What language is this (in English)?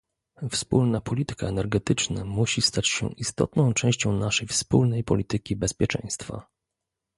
Polish